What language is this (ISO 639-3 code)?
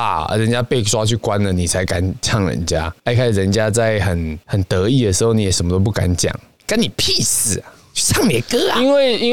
zho